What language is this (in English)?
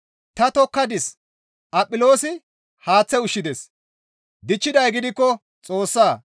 Gamo